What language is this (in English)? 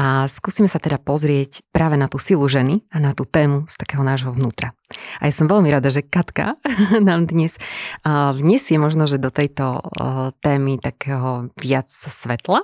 Slovak